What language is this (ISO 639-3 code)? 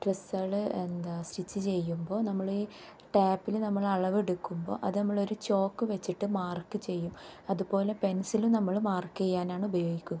mal